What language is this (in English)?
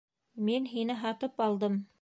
Bashkir